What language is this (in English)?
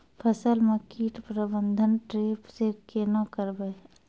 Maithili